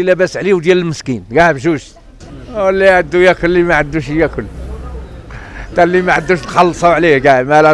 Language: Arabic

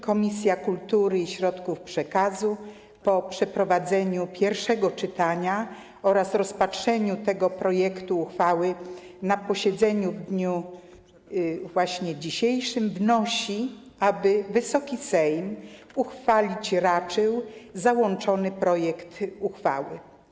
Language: Polish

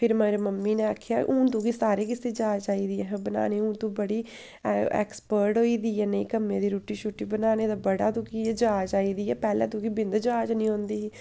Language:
Dogri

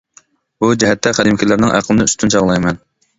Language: Uyghur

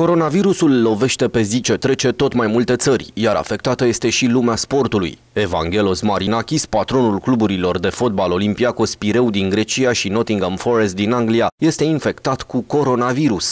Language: Romanian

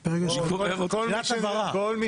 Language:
Hebrew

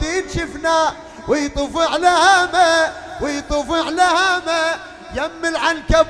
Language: Arabic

